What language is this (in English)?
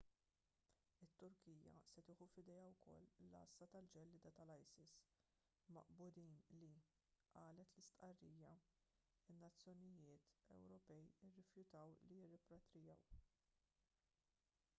Maltese